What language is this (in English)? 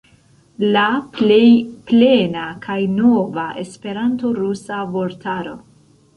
Esperanto